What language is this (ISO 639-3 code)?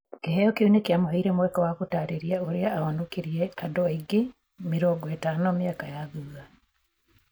kik